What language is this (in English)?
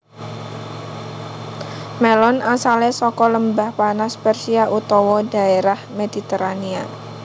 Javanese